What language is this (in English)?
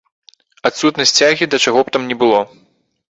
Belarusian